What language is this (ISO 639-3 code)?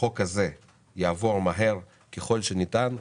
heb